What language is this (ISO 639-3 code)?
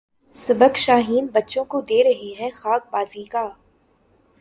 urd